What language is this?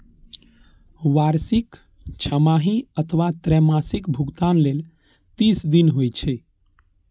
Maithili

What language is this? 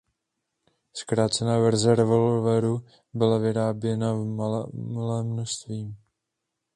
Czech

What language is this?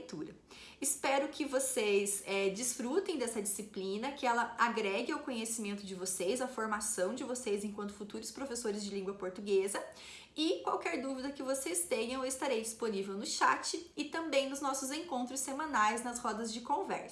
Portuguese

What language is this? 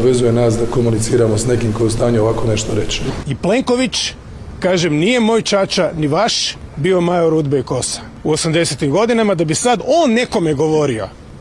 Croatian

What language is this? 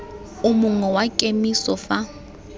Tswana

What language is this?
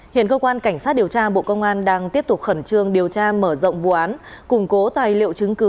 Vietnamese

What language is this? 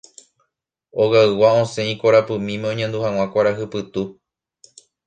Guarani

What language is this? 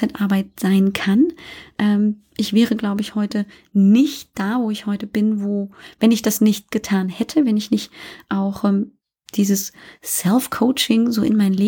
German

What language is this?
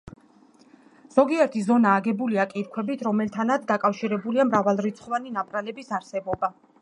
Georgian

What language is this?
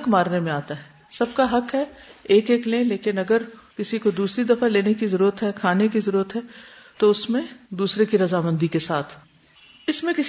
Urdu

